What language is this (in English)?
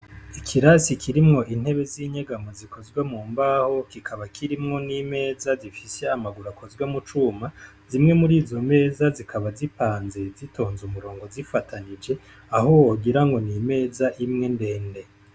Rundi